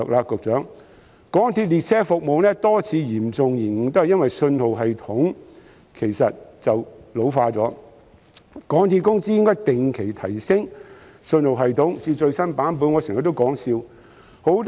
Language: Cantonese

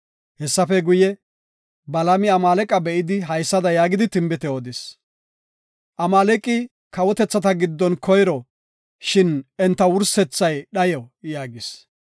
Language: Gofa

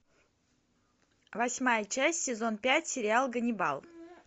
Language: Russian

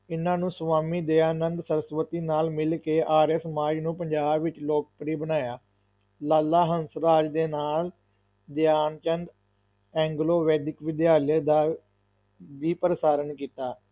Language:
Punjabi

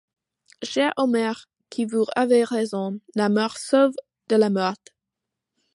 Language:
French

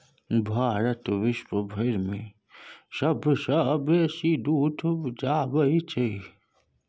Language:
Maithili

